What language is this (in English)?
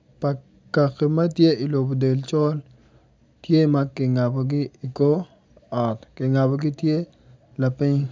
Acoli